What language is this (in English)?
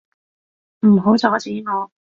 Cantonese